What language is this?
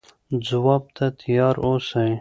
Pashto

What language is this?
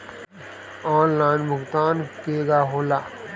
Bhojpuri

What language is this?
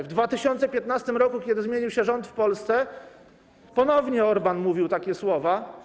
Polish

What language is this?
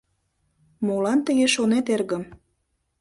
Mari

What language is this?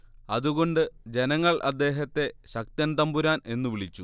Malayalam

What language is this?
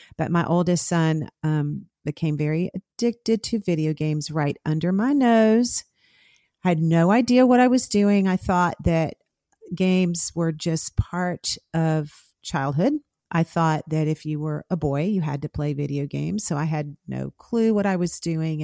English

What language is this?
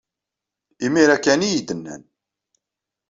Kabyle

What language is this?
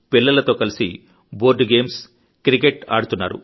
Telugu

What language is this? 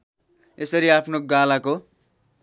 Nepali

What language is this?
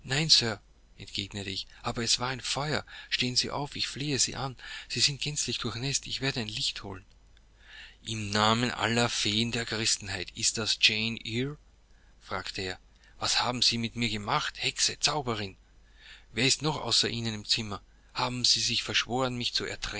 German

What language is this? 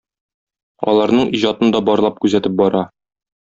Tatar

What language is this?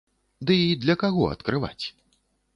Belarusian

